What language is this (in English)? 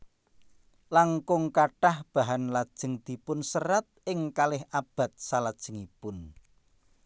Javanese